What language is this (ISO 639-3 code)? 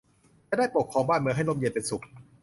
tha